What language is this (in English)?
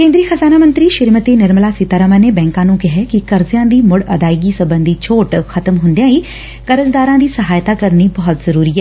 Punjabi